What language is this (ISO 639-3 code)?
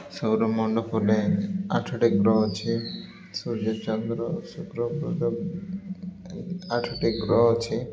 ori